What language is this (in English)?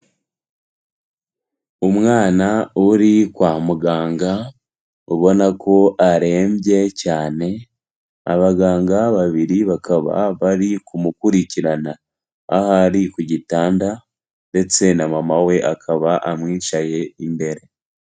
Kinyarwanda